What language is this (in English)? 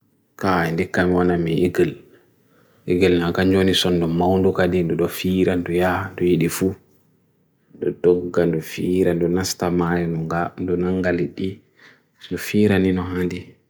Bagirmi Fulfulde